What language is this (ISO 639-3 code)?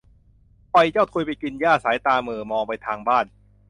tha